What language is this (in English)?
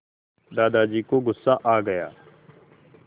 Hindi